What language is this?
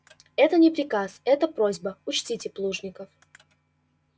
Russian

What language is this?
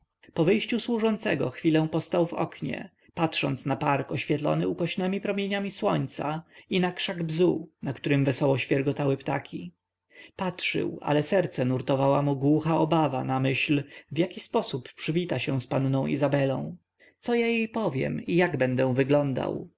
Polish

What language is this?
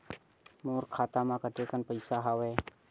Chhattisgarhi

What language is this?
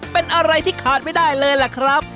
Thai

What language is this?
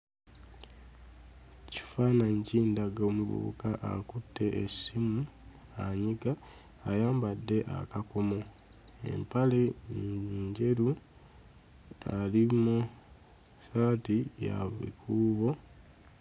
Ganda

